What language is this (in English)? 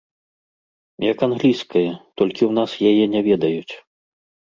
Belarusian